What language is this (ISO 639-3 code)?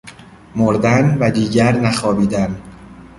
fas